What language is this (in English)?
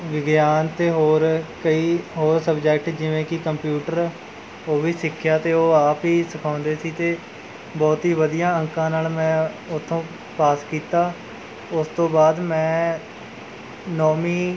Punjabi